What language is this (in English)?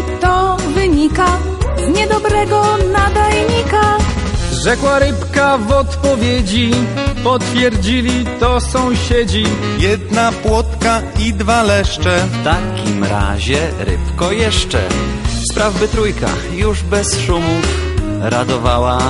Polish